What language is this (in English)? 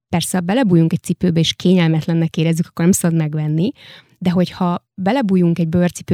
Hungarian